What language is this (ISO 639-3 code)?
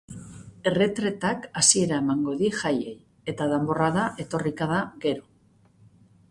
eus